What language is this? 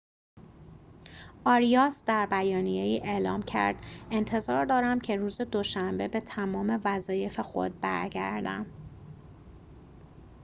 Persian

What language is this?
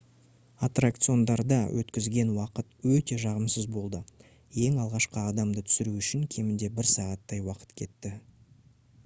Kazakh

